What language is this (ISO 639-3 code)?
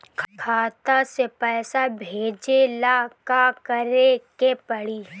bho